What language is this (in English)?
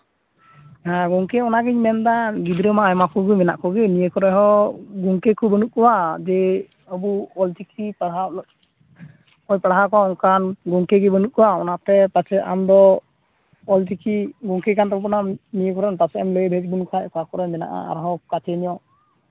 Santali